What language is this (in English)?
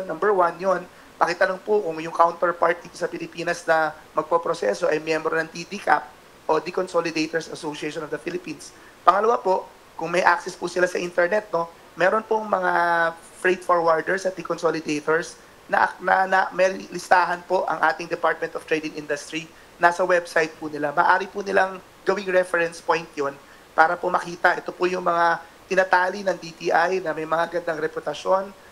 Filipino